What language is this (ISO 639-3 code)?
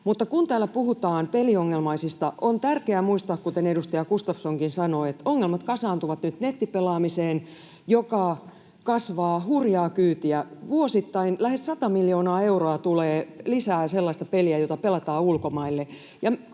fin